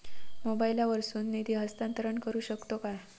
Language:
Marathi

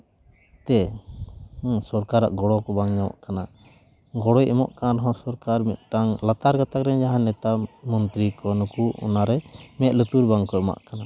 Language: Santali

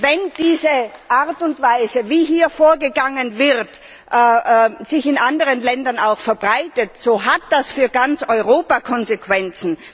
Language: German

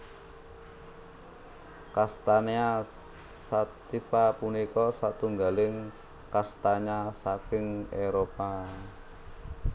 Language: Javanese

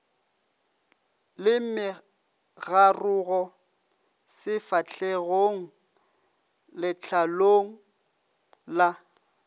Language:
Northern Sotho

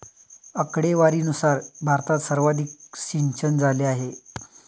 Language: Marathi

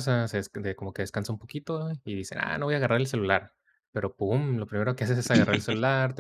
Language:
Spanish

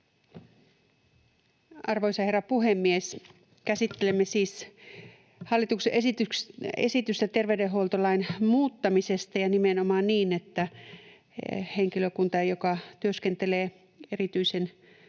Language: Finnish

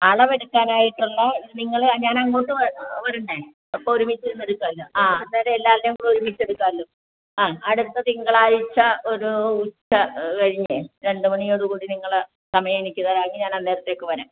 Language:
Malayalam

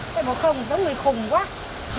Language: Vietnamese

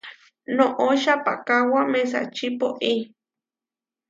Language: Huarijio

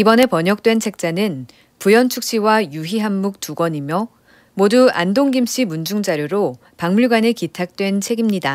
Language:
Korean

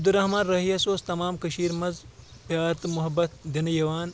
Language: Kashmiri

